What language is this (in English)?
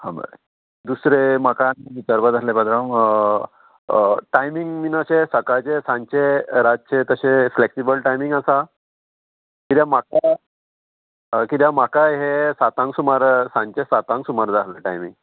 Konkani